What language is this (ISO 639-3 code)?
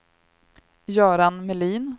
swe